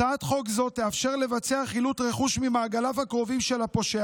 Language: Hebrew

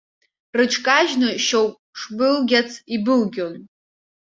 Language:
Abkhazian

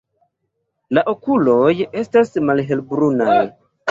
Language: Esperanto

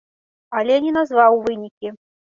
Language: Belarusian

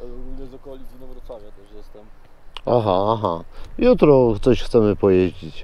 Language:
Polish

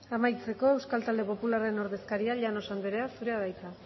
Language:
Basque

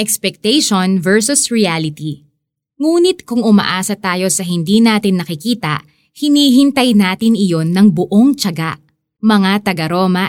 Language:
Filipino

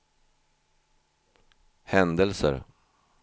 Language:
Swedish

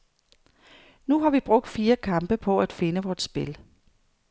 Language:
Danish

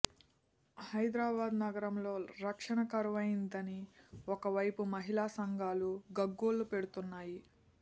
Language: Telugu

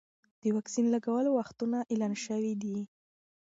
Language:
Pashto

